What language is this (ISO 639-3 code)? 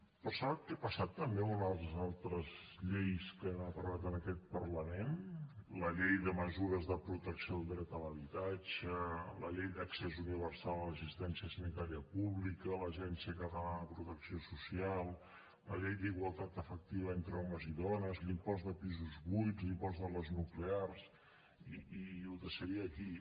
cat